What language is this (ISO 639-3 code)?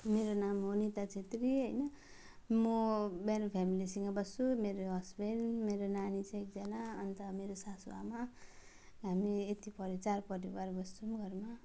nep